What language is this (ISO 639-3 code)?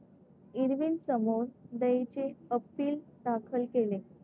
mar